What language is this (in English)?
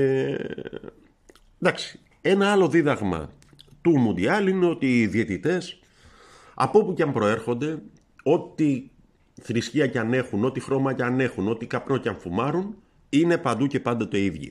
Greek